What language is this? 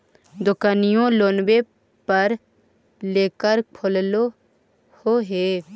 Magahi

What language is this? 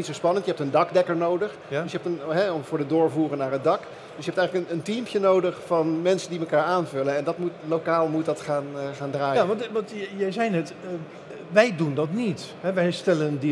Dutch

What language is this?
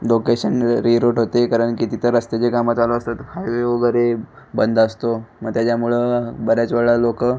Marathi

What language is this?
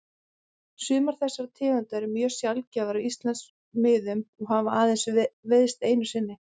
Icelandic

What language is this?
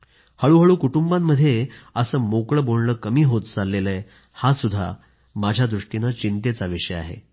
Marathi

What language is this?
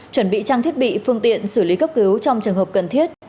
Vietnamese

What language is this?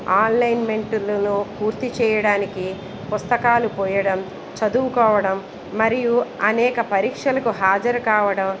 Telugu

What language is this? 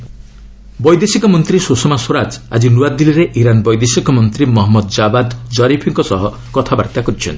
Odia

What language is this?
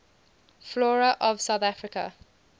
English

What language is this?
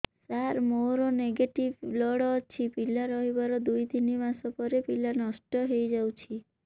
Odia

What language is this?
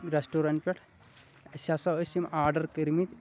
Kashmiri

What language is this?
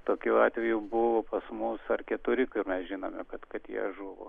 Lithuanian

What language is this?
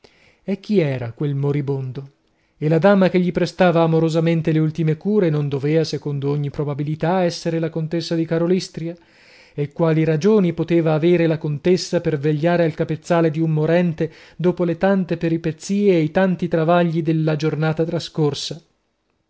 Italian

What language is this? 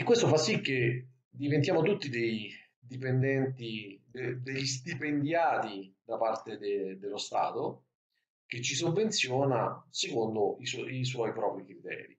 Italian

